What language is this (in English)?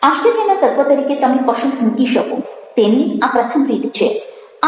Gujarati